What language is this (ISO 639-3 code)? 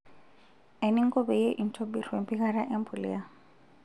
mas